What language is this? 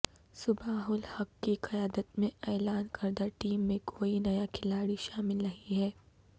Urdu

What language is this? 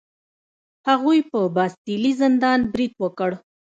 Pashto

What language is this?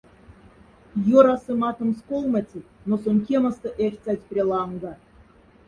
Moksha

